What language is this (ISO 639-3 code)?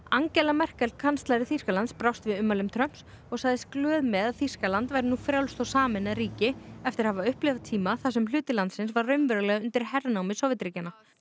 isl